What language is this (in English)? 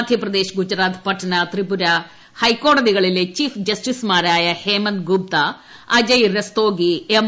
Malayalam